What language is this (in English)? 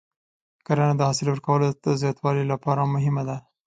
Pashto